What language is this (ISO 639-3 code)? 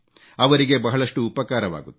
kan